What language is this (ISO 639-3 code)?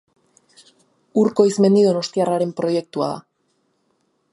eus